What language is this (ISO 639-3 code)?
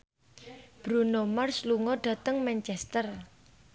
jav